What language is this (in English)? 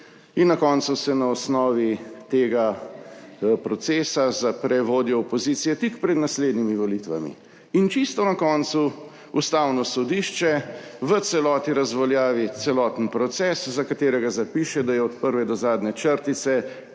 Slovenian